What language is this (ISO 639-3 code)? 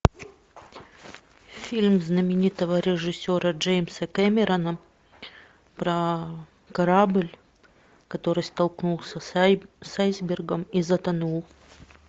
rus